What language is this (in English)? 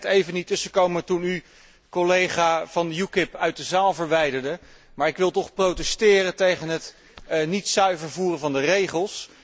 Dutch